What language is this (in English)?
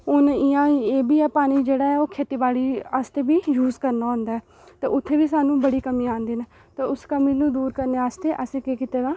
Dogri